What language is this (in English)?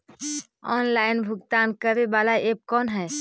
Magahi